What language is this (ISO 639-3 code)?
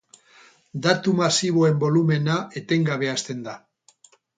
eus